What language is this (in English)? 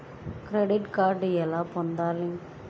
Telugu